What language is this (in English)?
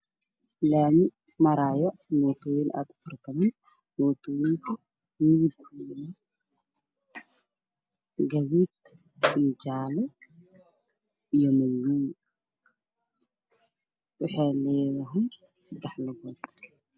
Somali